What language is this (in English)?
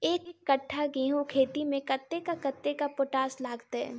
Maithili